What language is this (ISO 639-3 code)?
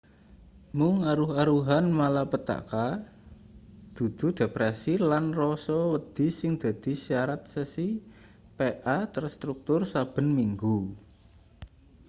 jav